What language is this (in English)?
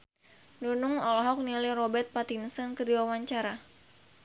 Sundanese